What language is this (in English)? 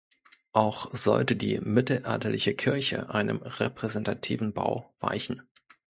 German